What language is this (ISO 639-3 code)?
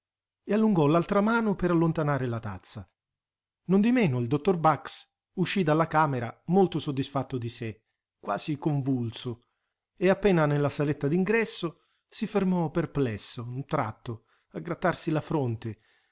ita